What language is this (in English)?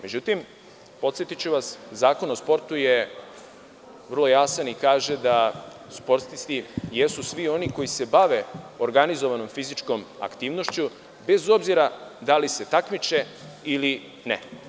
Serbian